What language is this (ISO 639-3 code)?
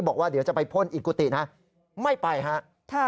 tha